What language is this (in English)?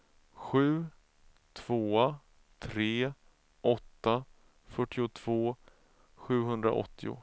Swedish